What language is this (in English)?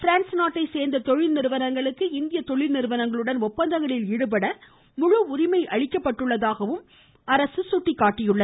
Tamil